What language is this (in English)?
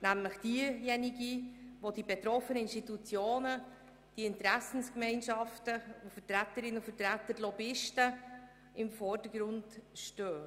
Swiss German